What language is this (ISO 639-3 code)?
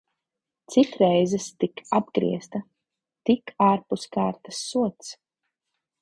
lav